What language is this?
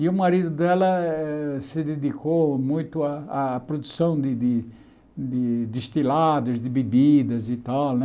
Portuguese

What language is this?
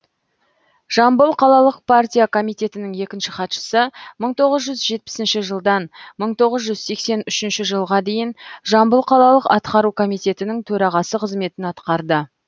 Kazakh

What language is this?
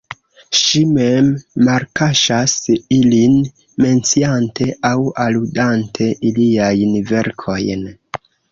Esperanto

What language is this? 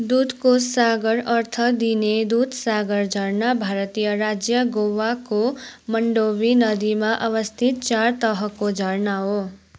Nepali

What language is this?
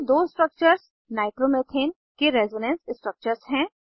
Hindi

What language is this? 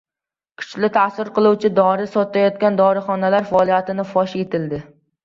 Uzbek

